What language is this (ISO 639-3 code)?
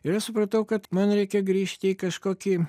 lit